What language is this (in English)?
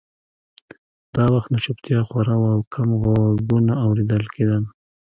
Pashto